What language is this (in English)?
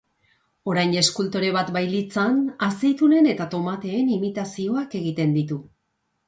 Basque